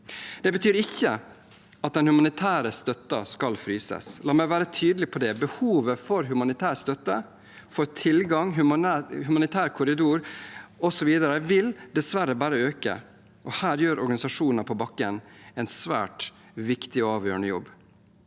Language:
Norwegian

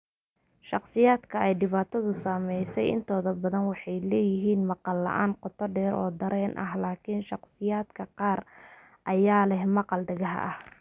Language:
Somali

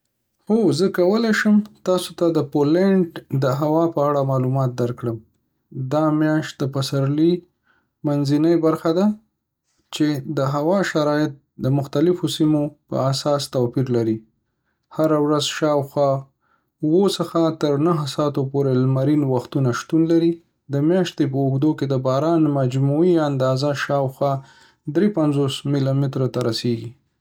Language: Pashto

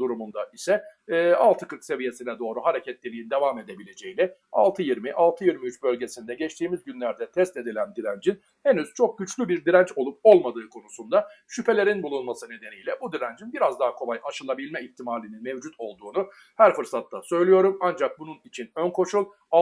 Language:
Turkish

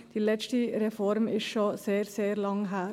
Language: Swiss German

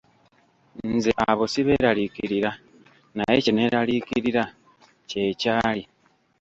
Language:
Ganda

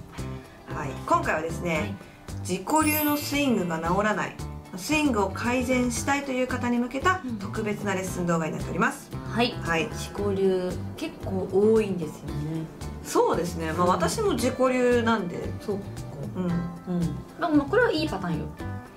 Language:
Japanese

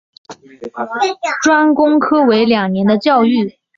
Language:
Chinese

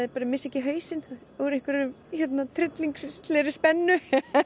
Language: Icelandic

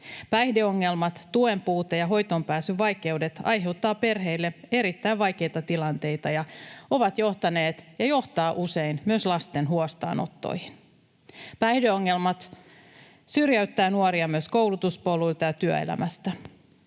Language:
Finnish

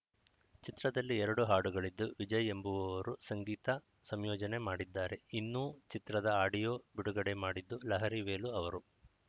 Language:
Kannada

